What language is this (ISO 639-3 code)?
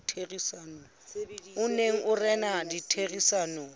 sot